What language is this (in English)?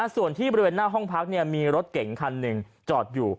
Thai